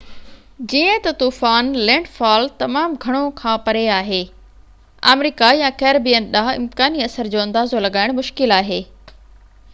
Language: Sindhi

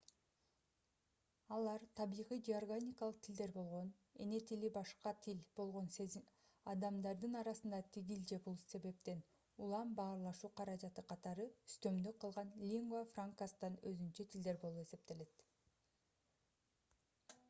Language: Kyrgyz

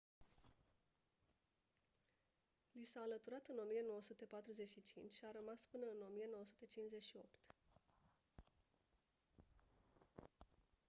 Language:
Romanian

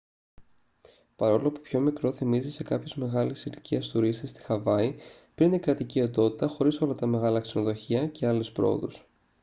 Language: Greek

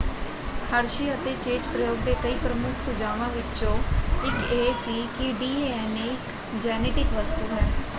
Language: Punjabi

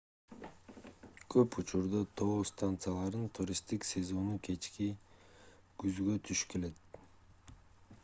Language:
Kyrgyz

